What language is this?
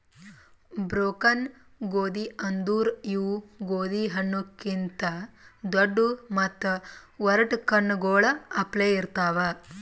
Kannada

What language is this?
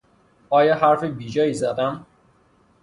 Persian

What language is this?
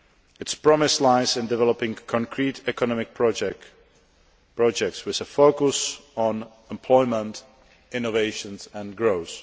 English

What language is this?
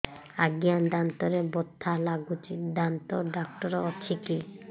Odia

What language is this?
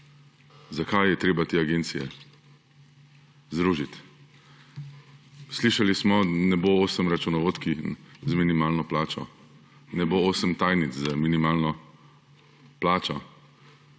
Slovenian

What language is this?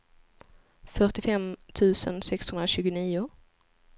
Swedish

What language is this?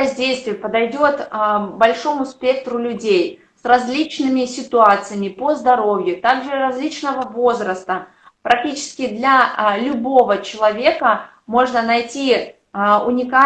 Russian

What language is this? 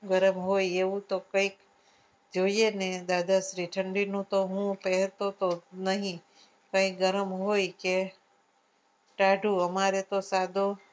Gujarati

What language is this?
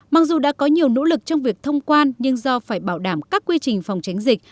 Vietnamese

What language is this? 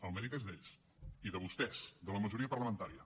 Catalan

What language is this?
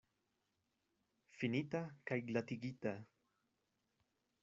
Esperanto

